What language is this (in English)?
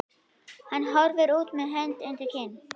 Icelandic